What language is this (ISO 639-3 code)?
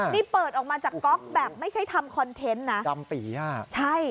tha